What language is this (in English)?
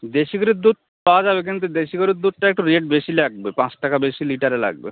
Bangla